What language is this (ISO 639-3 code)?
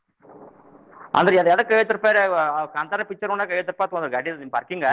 kan